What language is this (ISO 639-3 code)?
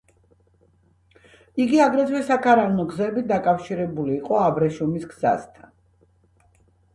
kat